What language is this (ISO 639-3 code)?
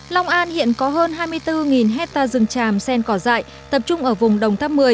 vie